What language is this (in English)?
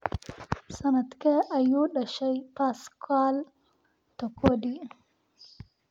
Somali